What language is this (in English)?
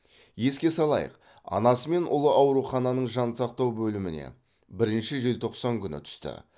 Kazakh